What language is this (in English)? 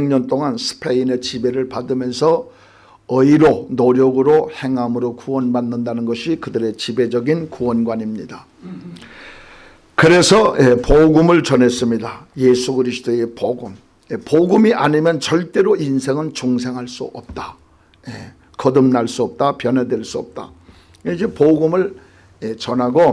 Korean